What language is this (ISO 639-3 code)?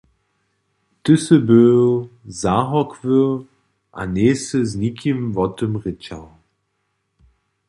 hsb